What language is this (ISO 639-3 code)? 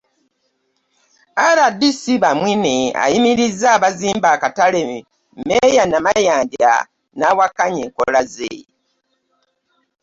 lug